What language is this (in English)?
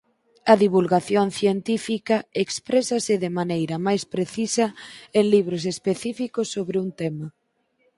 Galician